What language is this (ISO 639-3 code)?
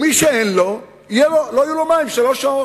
heb